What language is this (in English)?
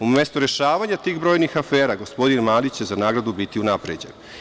Serbian